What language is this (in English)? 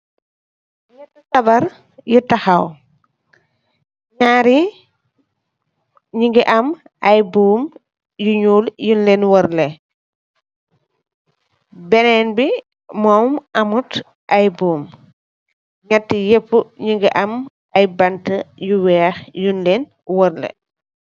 Wolof